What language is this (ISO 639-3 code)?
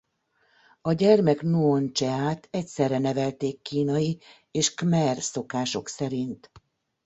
hun